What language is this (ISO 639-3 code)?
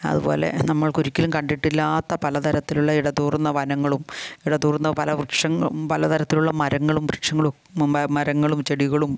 mal